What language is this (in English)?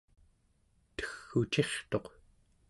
Central Yupik